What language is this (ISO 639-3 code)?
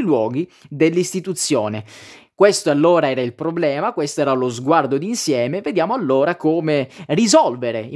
ita